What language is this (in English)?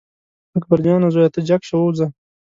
Pashto